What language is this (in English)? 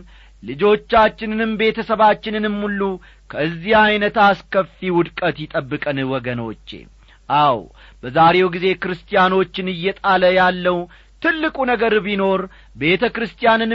Amharic